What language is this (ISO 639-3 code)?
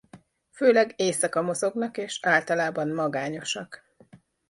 hun